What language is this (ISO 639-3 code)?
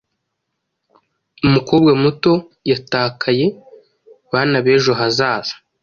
kin